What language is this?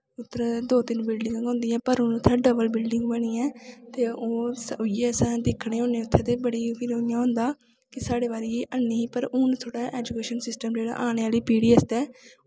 Dogri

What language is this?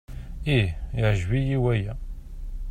Kabyle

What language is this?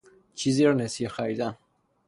Persian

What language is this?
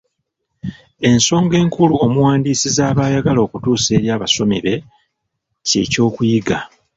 Ganda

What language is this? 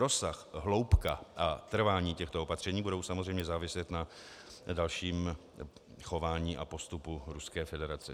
Czech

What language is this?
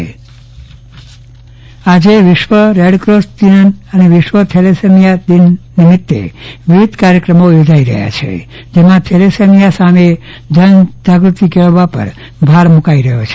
Gujarati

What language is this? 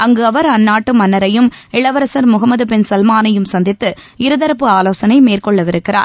Tamil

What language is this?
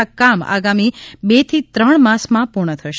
Gujarati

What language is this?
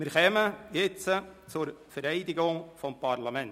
Swiss German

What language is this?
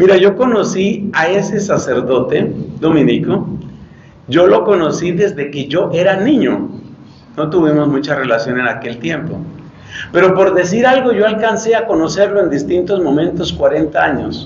Spanish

